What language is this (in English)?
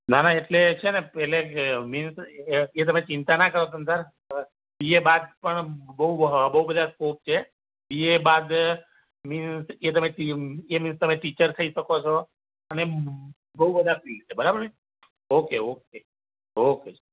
Gujarati